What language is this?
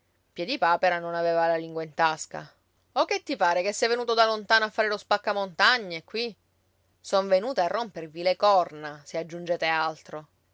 Italian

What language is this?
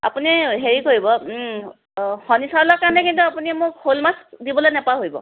Assamese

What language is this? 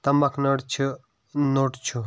Kashmiri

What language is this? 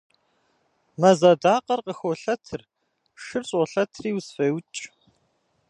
Kabardian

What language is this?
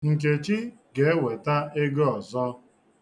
Igbo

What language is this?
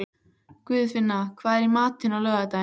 Icelandic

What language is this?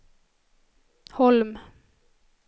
Swedish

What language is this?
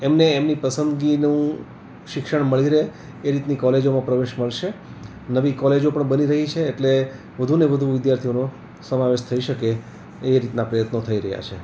Gujarati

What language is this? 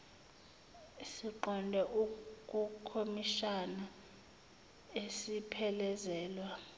Zulu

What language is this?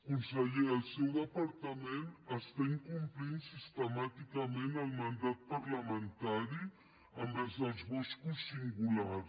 Catalan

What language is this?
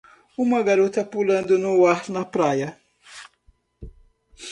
Portuguese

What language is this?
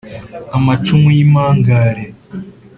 Kinyarwanda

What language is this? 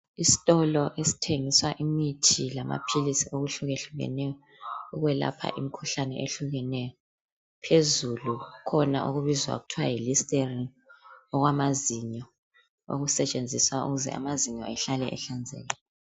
North Ndebele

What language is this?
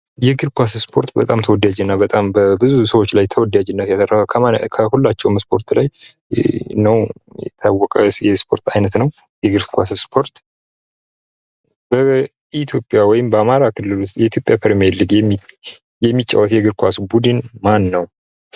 Amharic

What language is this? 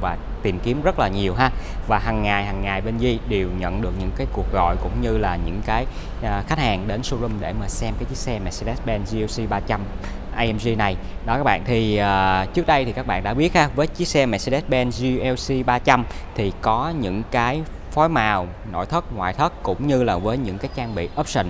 Vietnamese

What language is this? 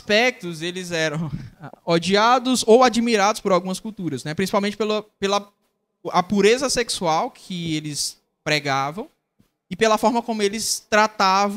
Portuguese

